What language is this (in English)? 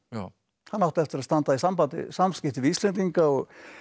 Icelandic